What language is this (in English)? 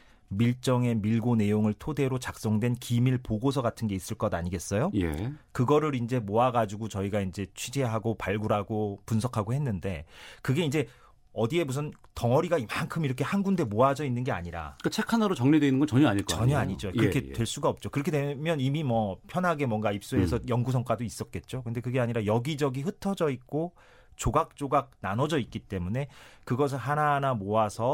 Korean